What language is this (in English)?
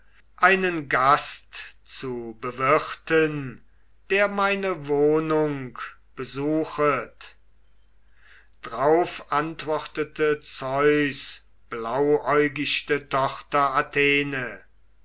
German